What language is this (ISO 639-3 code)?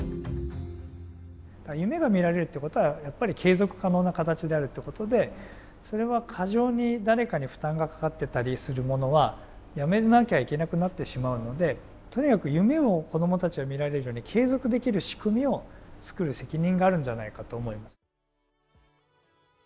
jpn